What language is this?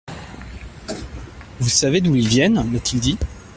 French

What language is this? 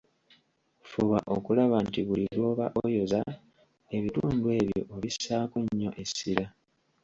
Ganda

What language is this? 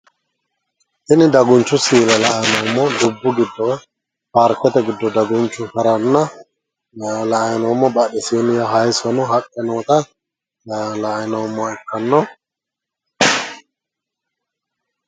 Sidamo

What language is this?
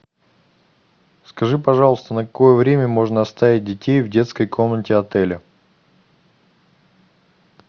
Russian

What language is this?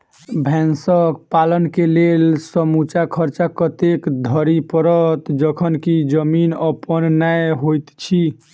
Maithili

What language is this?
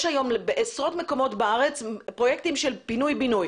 Hebrew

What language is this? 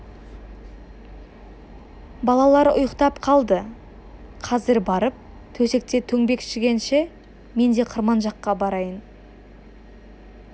Kazakh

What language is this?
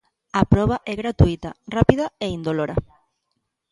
Galician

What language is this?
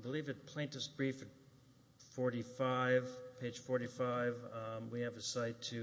English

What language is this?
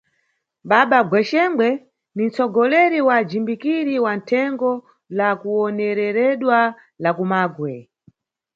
Nyungwe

